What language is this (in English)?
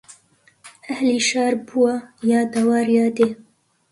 Central Kurdish